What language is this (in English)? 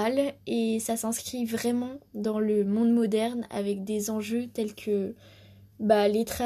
French